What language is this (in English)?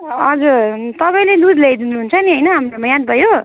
Nepali